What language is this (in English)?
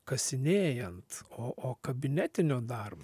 Lithuanian